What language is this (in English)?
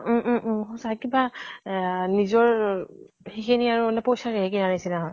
Assamese